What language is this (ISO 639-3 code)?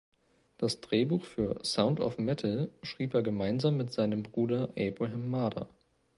deu